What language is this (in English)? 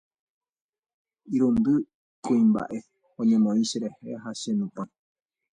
Guarani